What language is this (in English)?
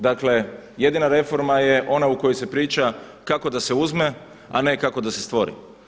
Croatian